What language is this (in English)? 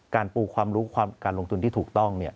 Thai